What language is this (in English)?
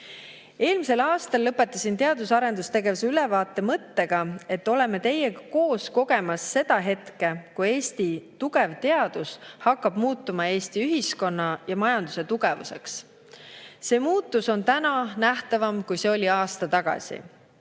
Estonian